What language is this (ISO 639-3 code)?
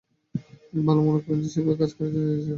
ben